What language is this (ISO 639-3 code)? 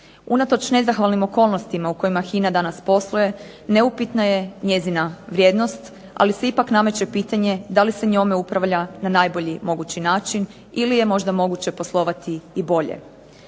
hrv